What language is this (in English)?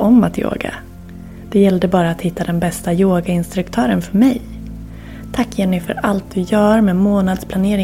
Swedish